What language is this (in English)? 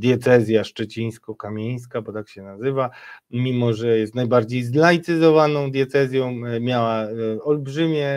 Polish